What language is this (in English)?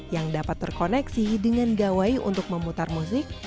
Indonesian